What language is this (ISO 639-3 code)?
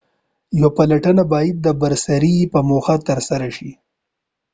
pus